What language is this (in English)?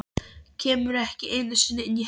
Icelandic